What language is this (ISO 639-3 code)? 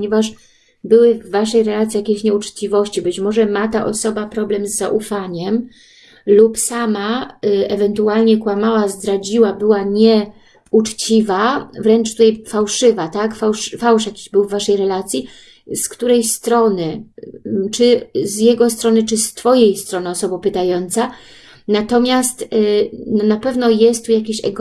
pol